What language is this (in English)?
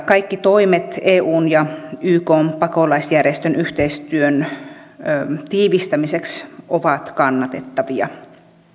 Finnish